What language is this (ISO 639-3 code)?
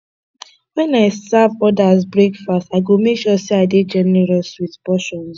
pcm